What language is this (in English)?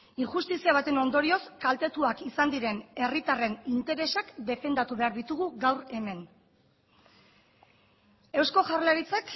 Basque